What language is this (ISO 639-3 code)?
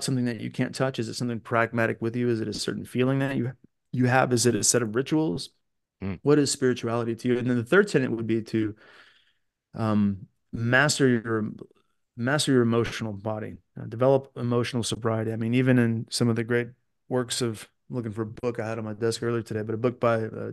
eng